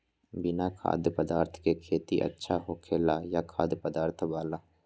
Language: Magahi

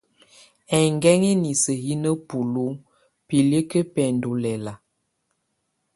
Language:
Tunen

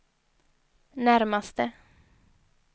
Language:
Swedish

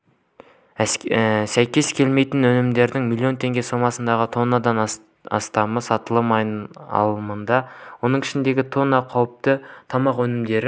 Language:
Kazakh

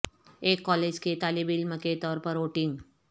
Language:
Urdu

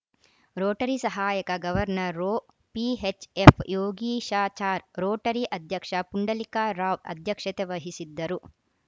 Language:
Kannada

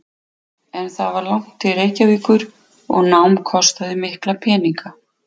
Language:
Icelandic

